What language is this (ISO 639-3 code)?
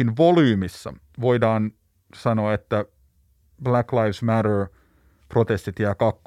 fin